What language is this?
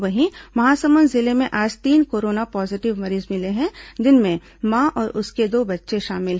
Hindi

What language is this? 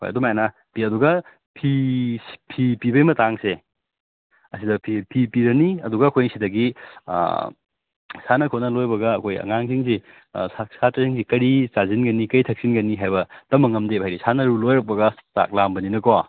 Manipuri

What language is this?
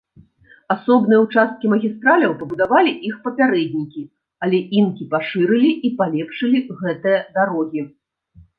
Belarusian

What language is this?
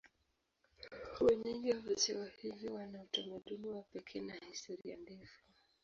Swahili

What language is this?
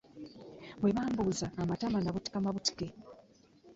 Ganda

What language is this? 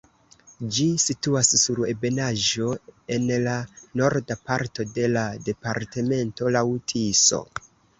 Esperanto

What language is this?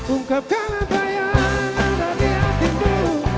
Indonesian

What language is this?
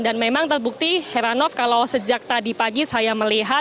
Indonesian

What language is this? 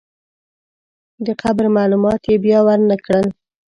Pashto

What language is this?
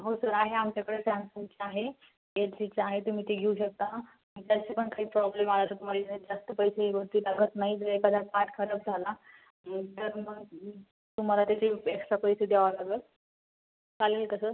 Marathi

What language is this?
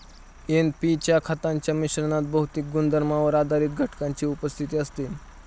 Marathi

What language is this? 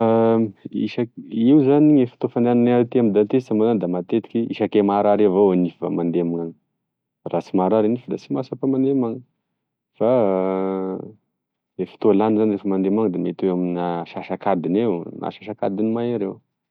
Tesaka Malagasy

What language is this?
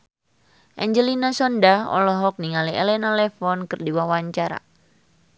Sundanese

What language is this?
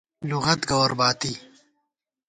Gawar-Bati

